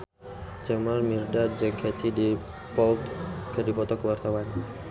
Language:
Sundanese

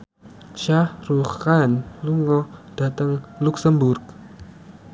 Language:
Javanese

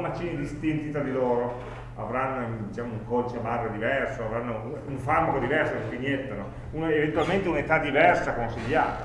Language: Italian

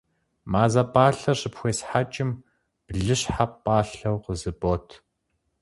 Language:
Kabardian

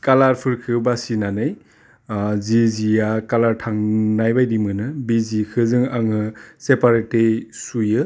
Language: Bodo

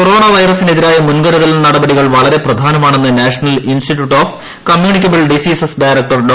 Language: Malayalam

